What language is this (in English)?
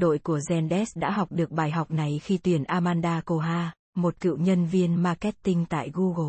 Vietnamese